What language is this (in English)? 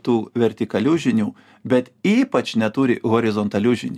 Lithuanian